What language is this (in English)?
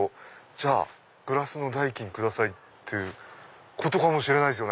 Japanese